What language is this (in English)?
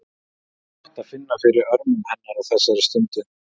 Icelandic